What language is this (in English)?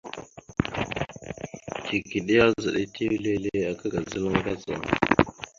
Mada (Cameroon)